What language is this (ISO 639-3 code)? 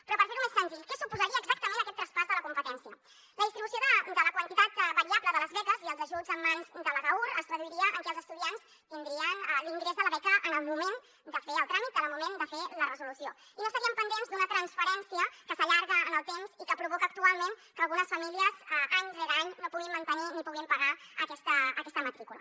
cat